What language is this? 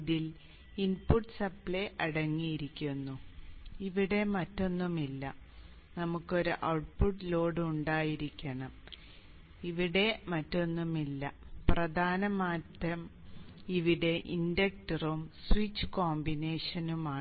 Malayalam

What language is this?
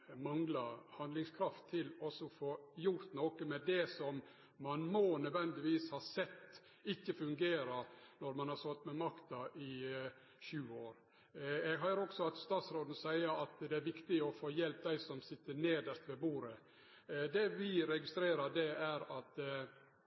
Norwegian Nynorsk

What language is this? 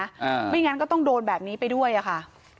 Thai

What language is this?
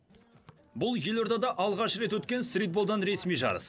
Kazakh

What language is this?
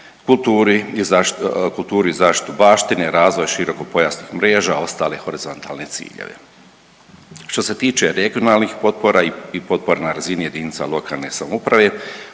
Croatian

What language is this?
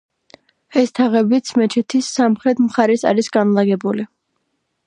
Georgian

